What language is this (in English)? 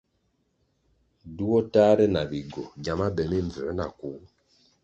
Kwasio